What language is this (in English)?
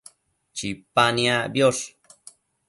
Matsés